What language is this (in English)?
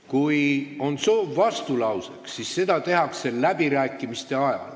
Estonian